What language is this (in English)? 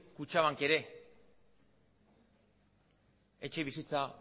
Basque